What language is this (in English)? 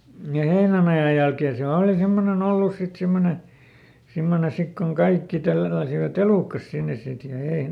Finnish